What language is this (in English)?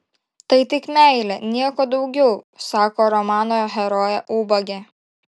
Lithuanian